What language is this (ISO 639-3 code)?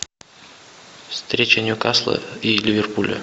rus